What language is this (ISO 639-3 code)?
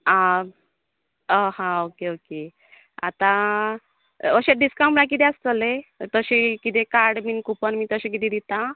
kok